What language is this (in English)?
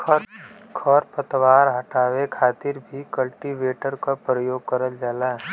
Bhojpuri